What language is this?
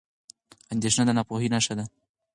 Pashto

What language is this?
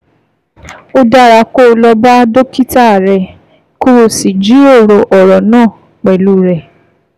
Yoruba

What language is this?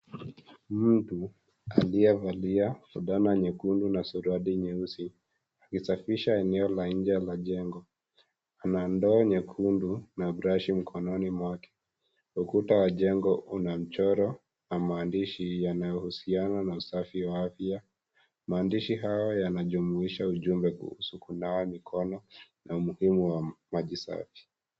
Swahili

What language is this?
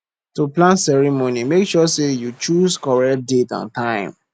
Nigerian Pidgin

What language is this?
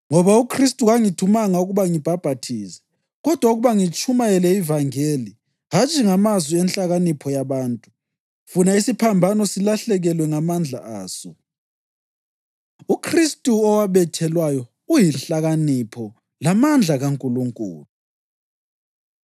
North Ndebele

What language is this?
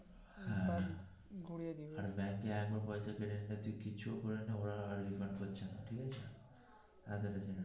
Bangla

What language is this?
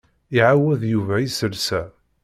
Kabyle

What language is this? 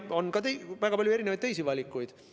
Estonian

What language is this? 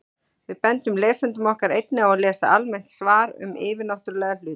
Icelandic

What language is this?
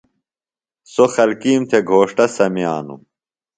Phalura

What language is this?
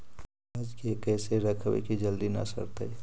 Magahi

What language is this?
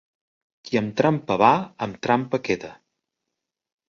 Catalan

